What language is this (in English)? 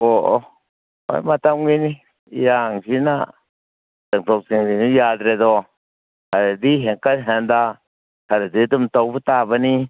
Manipuri